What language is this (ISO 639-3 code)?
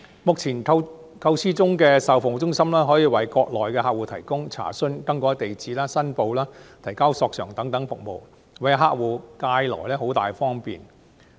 yue